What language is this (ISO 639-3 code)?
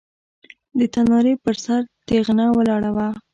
pus